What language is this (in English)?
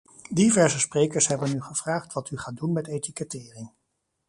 Dutch